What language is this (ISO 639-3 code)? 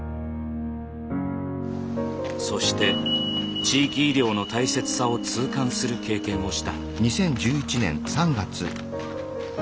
jpn